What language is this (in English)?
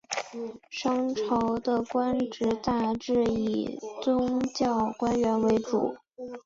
Chinese